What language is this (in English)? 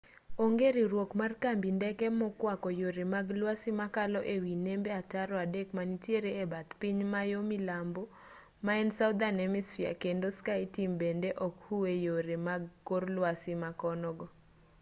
Luo (Kenya and Tanzania)